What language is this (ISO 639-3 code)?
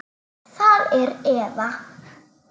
isl